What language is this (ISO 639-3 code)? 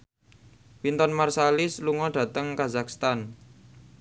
jav